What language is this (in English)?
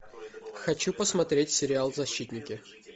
Russian